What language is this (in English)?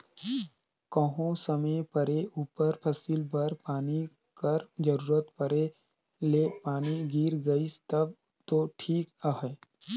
Chhattisgarhi